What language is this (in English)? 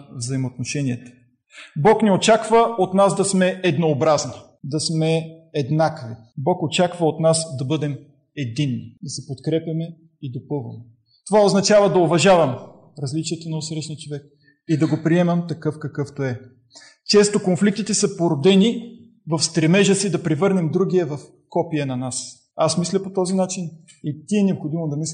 Bulgarian